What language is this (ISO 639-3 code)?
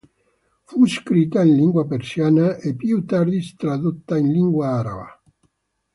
ita